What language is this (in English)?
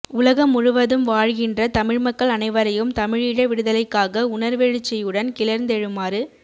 Tamil